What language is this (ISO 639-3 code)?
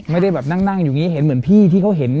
tha